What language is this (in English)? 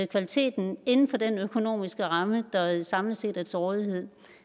Danish